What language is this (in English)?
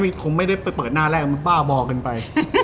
Thai